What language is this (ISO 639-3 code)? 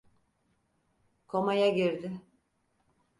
tur